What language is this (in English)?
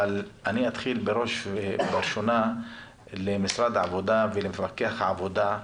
Hebrew